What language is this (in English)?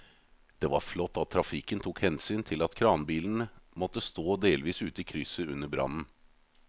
Norwegian